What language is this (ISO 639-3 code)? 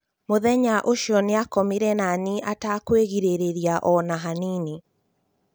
kik